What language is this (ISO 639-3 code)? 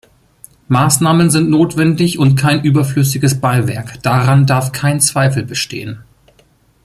deu